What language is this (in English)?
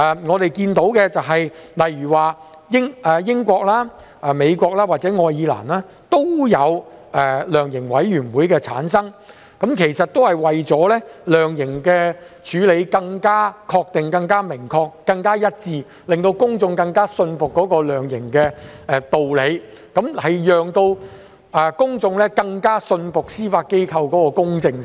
Cantonese